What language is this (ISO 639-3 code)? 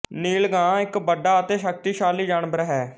pan